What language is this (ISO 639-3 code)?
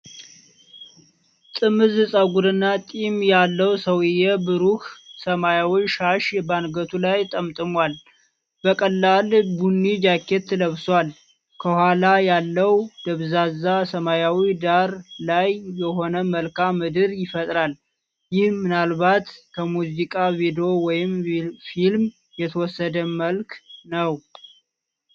amh